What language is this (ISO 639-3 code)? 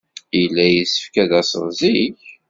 kab